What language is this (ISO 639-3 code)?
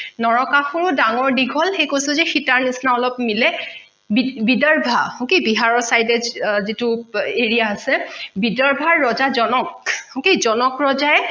asm